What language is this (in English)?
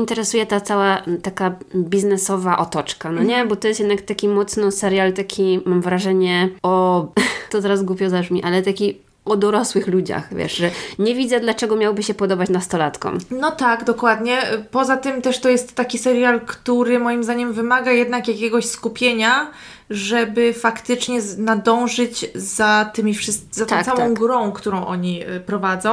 Polish